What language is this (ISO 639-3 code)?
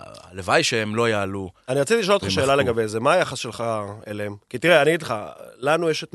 heb